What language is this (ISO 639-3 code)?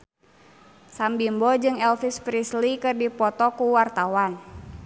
sun